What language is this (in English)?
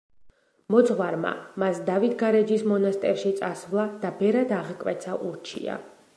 Georgian